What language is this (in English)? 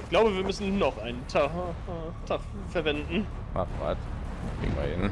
German